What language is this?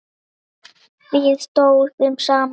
Icelandic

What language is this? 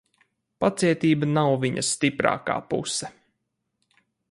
Latvian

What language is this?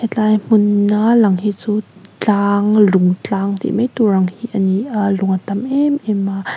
Mizo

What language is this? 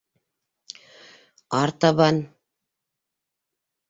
Bashkir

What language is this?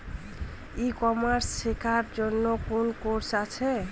Bangla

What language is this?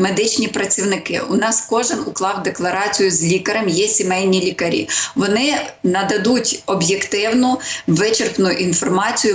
Ukrainian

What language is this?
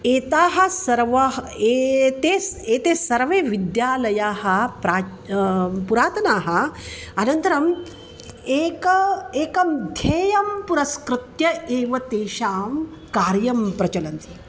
Sanskrit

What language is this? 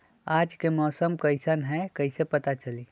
Magahi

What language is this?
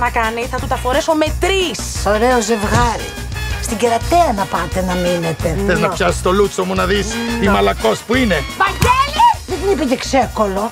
Greek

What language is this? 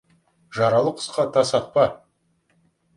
Kazakh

